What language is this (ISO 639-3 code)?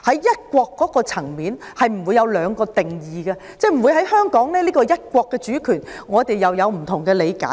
yue